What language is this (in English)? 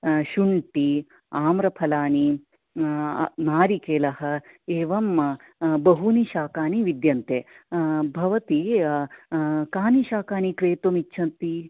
Sanskrit